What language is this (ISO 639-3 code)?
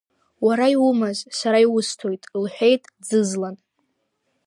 abk